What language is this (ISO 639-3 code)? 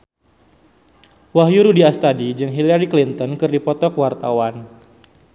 sun